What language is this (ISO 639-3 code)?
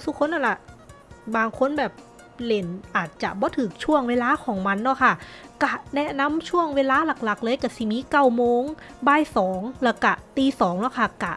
tha